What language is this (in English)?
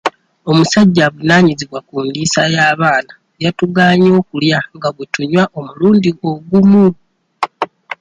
Ganda